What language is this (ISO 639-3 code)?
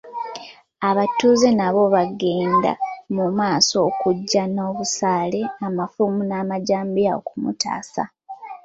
lug